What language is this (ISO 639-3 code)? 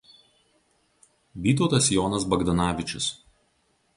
lit